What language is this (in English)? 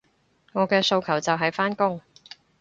Cantonese